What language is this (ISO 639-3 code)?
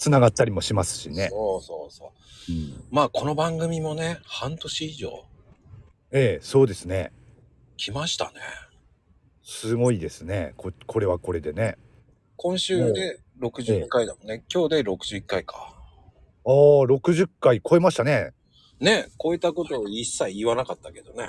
jpn